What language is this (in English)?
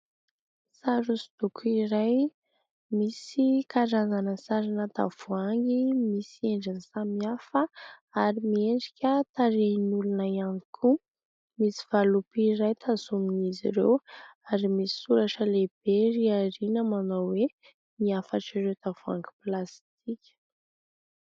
Malagasy